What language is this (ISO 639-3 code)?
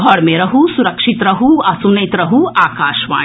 mai